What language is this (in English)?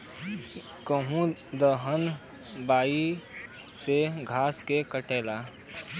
Bhojpuri